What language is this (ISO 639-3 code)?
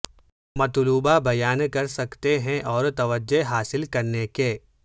urd